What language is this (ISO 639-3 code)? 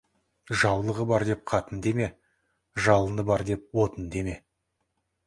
kaz